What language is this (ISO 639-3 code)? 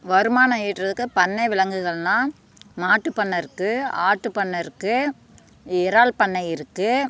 tam